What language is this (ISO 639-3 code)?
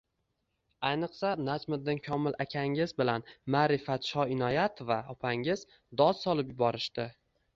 uzb